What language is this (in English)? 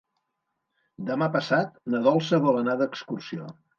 Catalan